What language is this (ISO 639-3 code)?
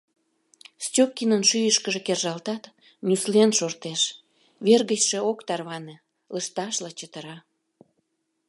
chm